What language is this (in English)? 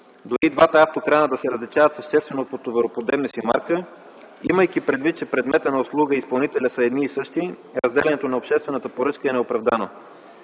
Bulgarian